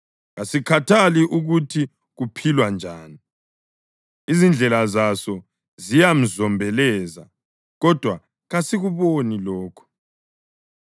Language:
North Ndebele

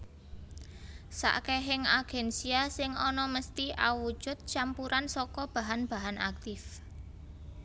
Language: Javanese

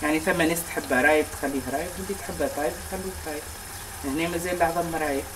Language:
Arabic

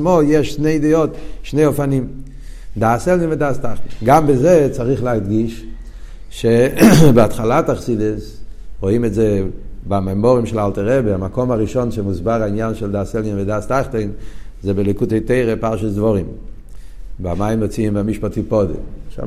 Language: Hebrew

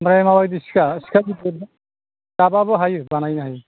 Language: Bodo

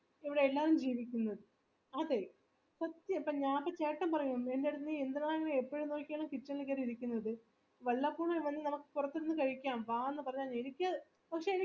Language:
Malayalam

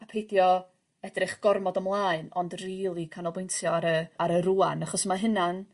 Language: Welsh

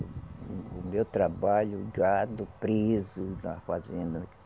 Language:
Portuguese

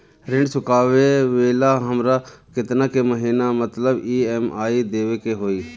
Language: Bhojpuri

